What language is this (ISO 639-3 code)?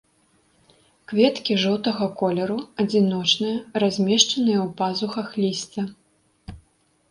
bel